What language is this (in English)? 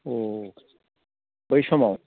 Bodo